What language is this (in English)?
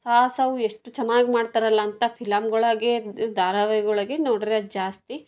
Kannada